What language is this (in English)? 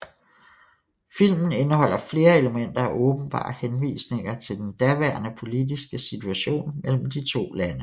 Danish